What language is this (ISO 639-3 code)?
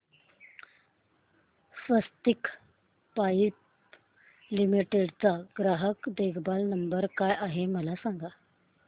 mar